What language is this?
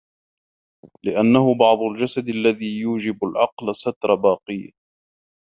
Arabic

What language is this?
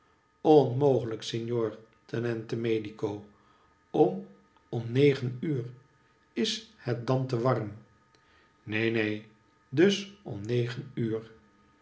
Dutch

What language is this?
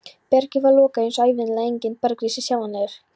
Icelandic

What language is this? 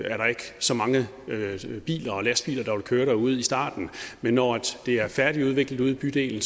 Danish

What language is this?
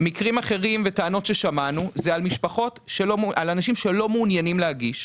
Hebrew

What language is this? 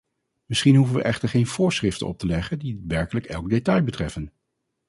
Dutch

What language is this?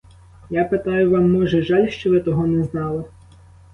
Ukrainian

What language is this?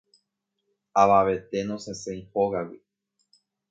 Guarani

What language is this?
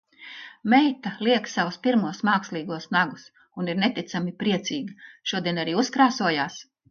Latvian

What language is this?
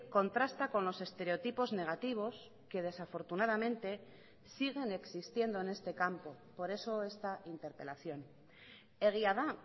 Spanish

